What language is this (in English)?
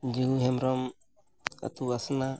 Santali